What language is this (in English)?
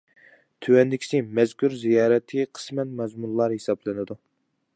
Uyghur